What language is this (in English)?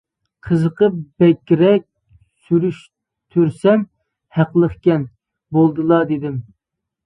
Uyghur